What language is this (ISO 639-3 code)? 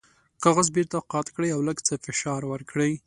pus